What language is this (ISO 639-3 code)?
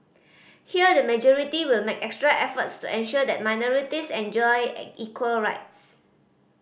eng